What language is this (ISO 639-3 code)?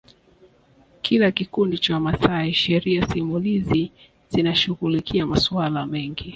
swa